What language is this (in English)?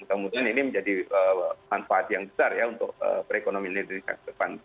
Indonesian